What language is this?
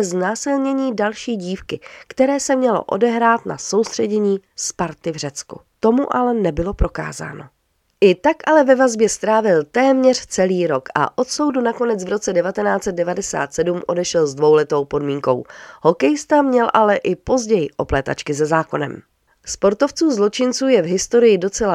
Czech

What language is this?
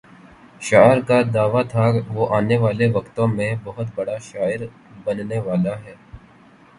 Urdu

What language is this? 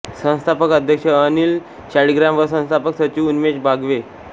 Marathi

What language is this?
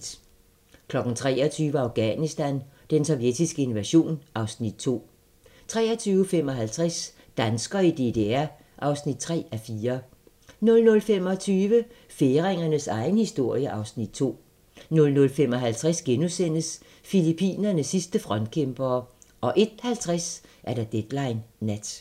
Danish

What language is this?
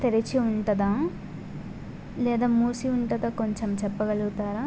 Telugu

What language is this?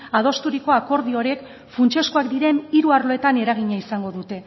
Basque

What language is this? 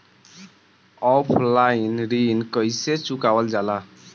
Bhojpuri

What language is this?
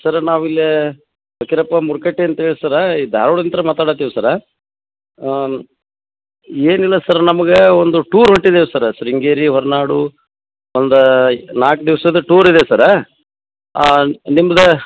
Kannada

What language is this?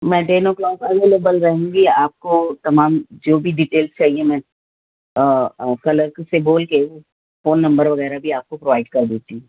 Urdu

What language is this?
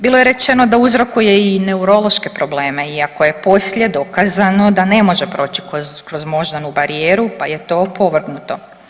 Croatian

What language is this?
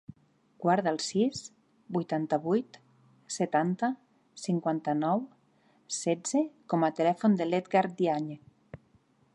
Catalan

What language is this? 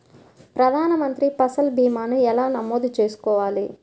Telugu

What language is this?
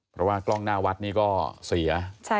Thai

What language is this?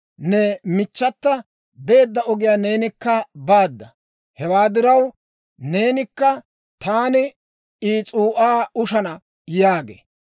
Dawro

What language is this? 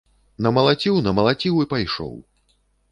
Belarusian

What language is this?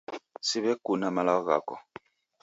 Taita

